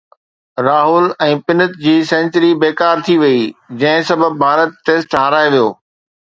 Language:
Sindhi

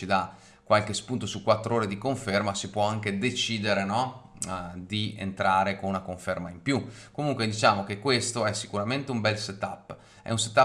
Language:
Italian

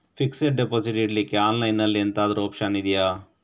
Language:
Kannada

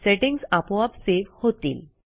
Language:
Marathi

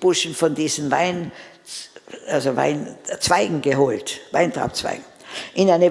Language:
German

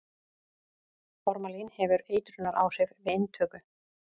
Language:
Icelandic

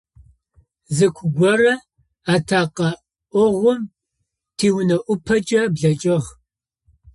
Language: Adyghe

